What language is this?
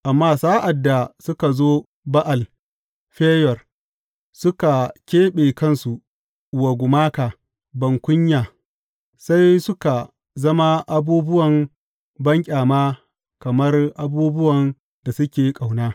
Hausa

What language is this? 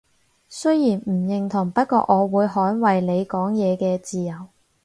Cantonese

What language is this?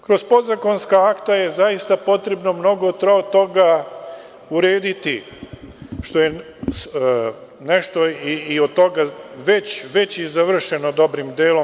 Serbian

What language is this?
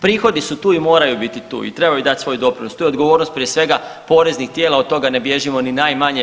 Croatian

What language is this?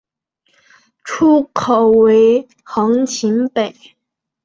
Chinese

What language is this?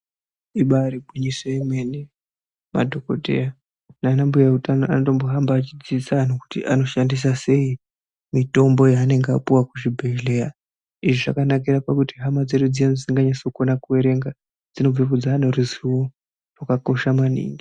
Ndau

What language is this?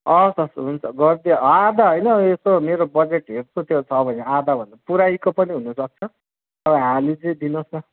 Nepali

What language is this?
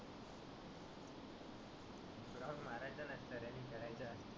Marathi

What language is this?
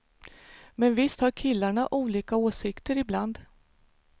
Swedish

